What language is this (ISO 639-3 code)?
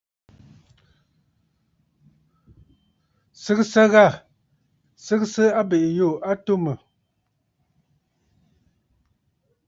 bfd